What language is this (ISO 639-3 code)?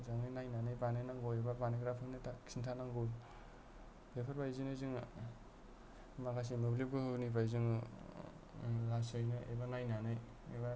brx